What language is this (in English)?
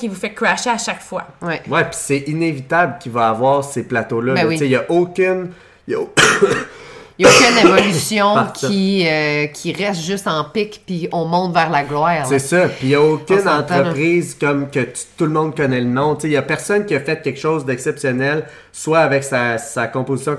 French